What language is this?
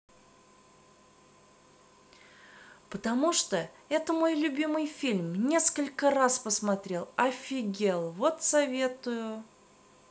Russian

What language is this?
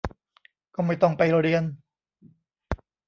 Thai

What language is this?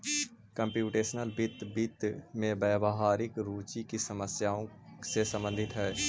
Magahi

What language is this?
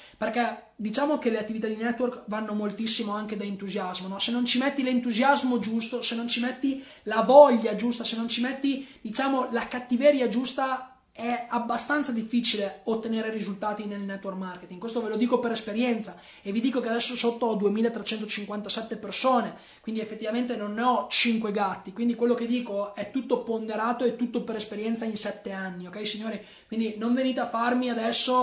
Italian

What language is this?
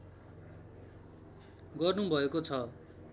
Nepali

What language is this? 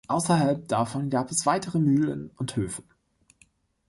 German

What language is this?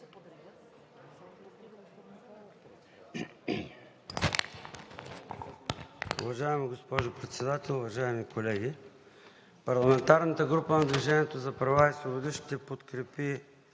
Bulgarian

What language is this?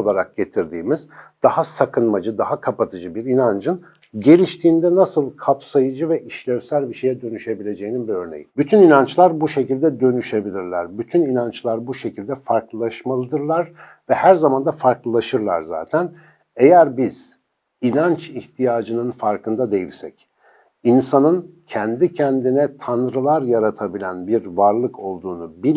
Turkish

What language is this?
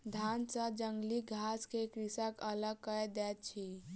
Maithili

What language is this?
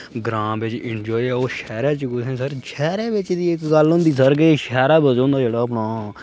Dogri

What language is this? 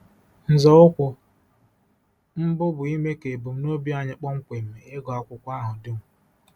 Igbo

